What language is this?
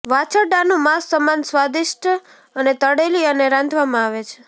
Gujarati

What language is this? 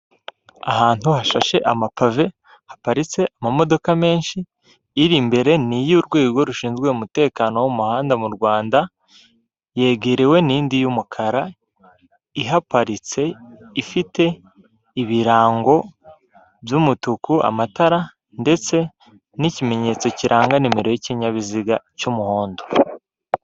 Kinyarwanda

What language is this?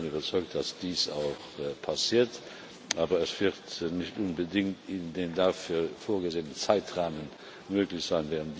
German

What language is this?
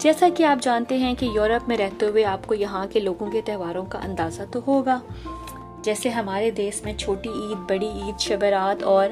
Urdu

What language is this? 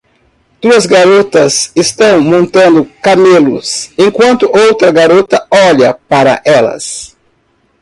Portuguese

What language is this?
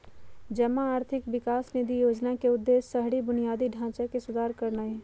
Magahi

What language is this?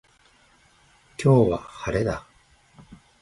Japanese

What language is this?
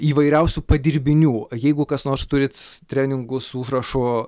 Lithuanian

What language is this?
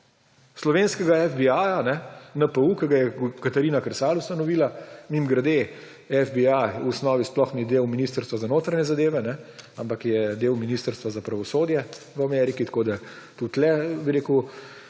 Slovenian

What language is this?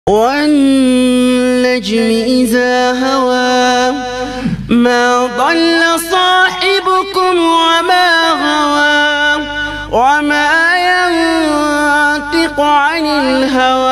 Arabic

